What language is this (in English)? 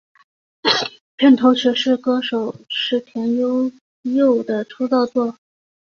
Chinese